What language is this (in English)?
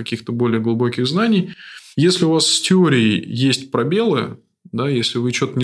Russian